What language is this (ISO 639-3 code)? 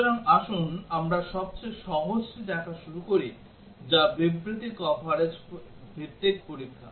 ben